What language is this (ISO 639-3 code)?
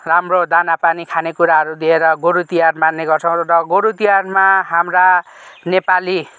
nep